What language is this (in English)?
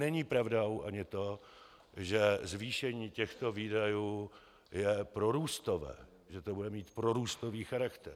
Czech